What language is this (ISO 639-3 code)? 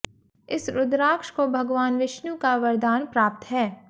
hin